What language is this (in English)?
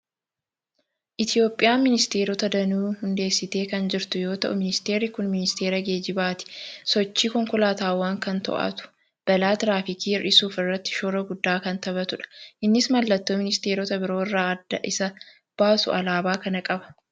Oromo